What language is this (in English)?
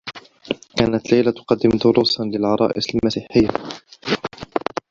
Arabic